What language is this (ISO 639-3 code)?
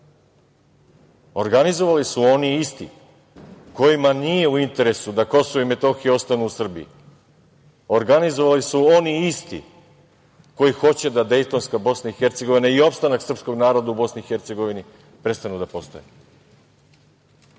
srp